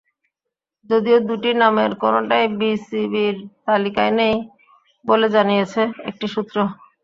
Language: Bangla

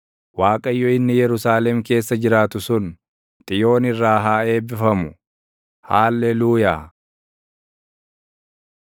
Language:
Oromo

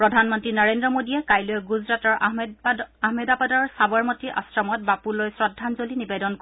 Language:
Assamese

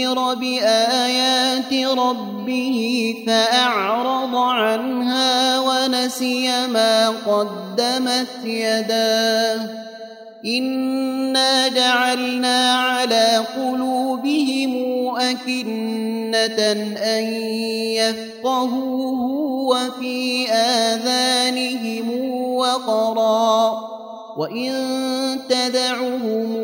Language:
Arabic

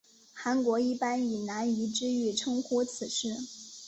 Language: Chinese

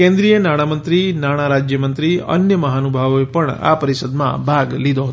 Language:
Gujarati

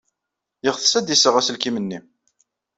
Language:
Kabyle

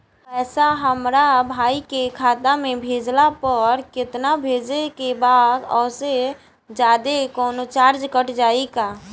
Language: Bhojpuri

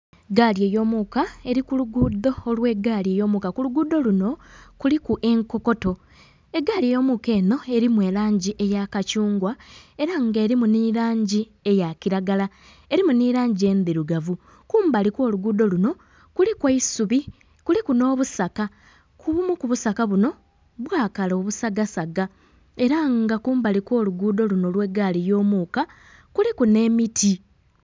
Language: Soga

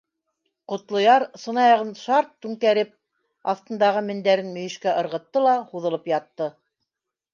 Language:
Bashkir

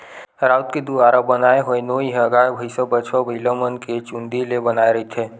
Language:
Chhattisgarhi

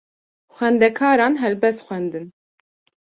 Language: Kurdish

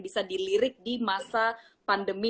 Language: Indonesian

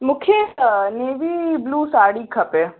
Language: Sindhi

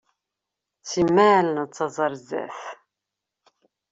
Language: Kabyle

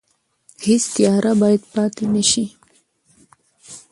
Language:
Pashto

